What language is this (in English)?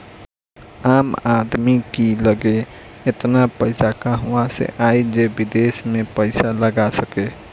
Bhojpuri